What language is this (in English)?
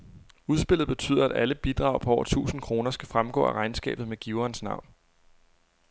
Danish